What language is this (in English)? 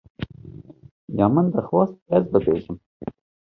Kurdish